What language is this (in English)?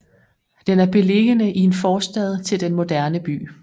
Danish